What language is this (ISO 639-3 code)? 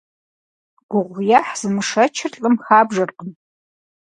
kbd